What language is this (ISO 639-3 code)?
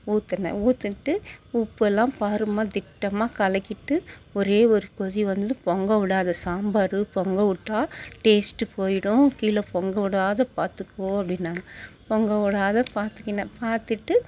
tam